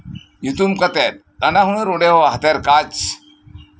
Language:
Santali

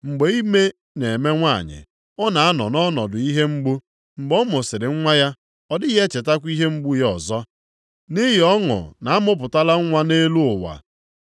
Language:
Igbo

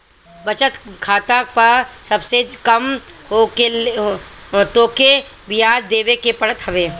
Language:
Bhojpuri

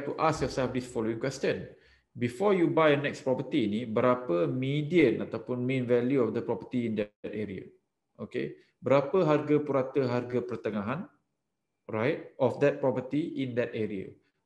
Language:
Malay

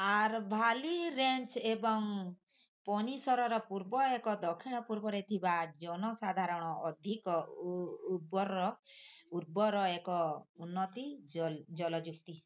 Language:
Odia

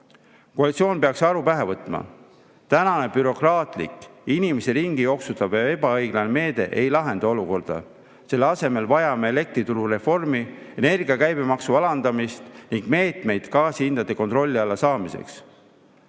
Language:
Estonian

